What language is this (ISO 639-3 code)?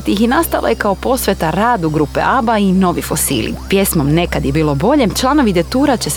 hrv